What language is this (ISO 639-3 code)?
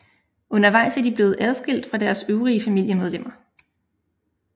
dan